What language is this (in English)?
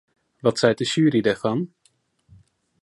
Western Frisian